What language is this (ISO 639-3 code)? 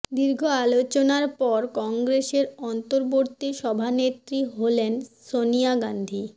ben